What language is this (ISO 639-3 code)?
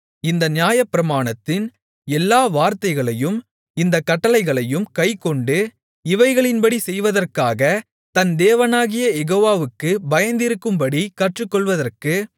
tam